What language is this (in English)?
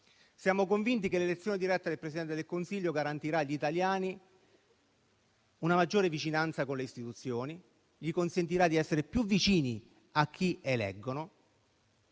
Italian